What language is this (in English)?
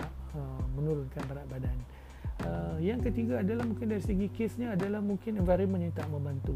Malay